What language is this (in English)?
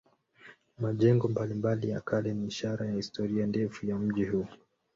Swahili